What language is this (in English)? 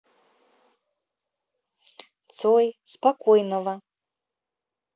Russian